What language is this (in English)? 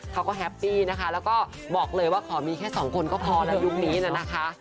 Thai